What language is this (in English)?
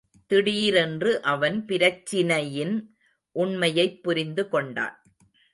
Tamil